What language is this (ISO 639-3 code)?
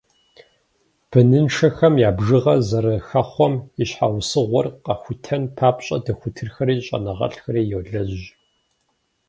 kbd